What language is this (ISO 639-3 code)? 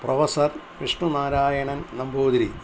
mal